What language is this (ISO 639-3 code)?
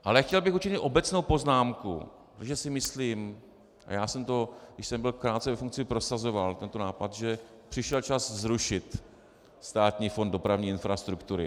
ces